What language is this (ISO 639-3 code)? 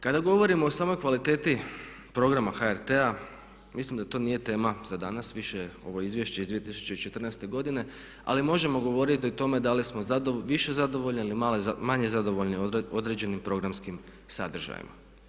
hrv